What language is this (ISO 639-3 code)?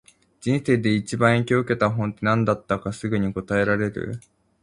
jpn